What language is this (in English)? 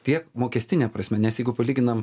Lithuanian